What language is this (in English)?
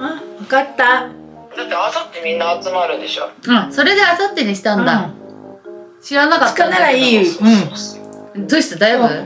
Japanese